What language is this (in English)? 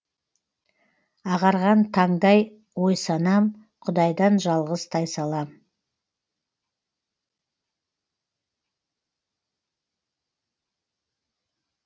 Kazakh